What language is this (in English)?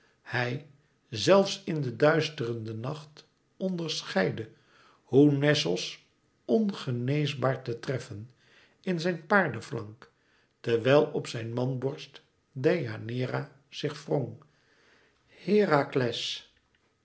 Dutch